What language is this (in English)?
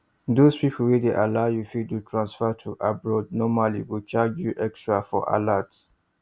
Nigerian Pidgin